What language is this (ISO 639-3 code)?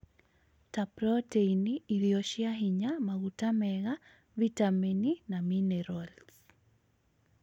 kik